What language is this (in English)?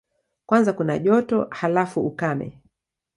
Swahili